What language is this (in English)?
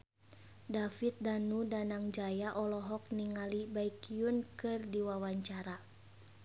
Sundanese